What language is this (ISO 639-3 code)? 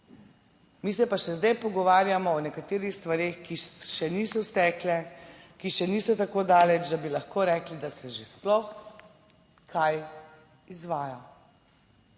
slv